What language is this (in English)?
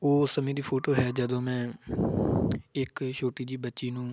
Punjabi